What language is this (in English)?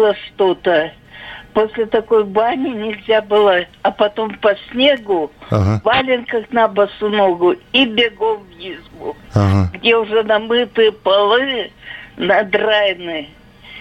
Russian